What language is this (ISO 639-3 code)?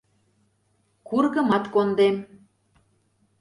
chm